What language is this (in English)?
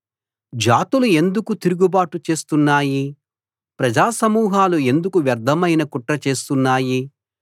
Telugu